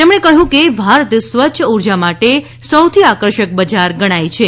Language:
Gujarati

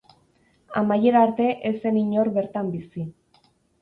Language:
Basque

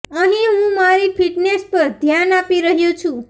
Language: Gujarati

